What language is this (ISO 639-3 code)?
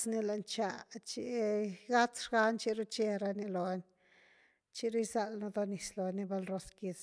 ztu